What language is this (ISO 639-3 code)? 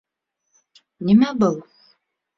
bak